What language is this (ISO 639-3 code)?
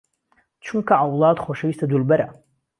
ckb